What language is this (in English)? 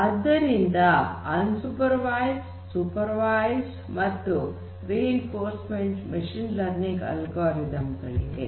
Kannada